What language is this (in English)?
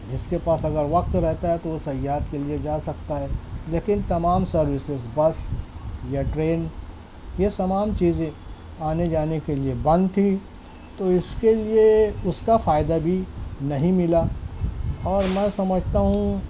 Urdu